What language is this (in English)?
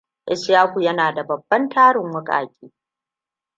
Hausa